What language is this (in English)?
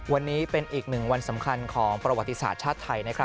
Thai